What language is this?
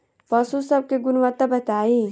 Bhojpuri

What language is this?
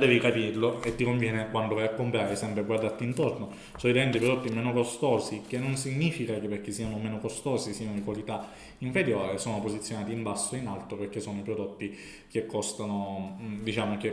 Italian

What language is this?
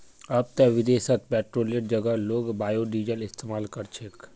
Magahi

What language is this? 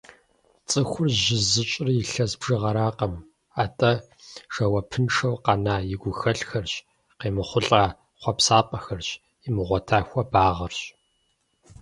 Kabardian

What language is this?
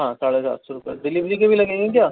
Urdu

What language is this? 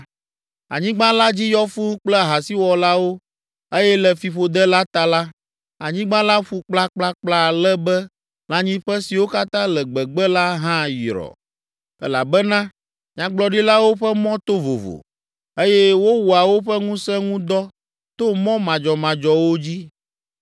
Ewe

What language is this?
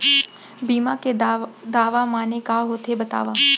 Chhattisgarhi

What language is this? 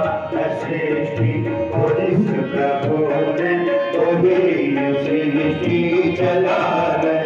Arabic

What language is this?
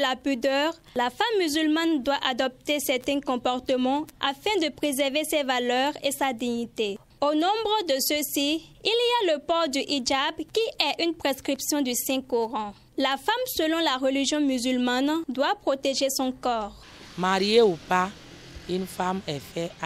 French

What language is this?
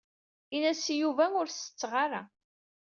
Kabyle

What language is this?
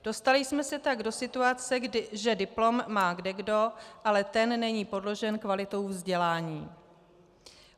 Czech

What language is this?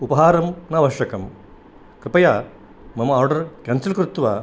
Sanskrit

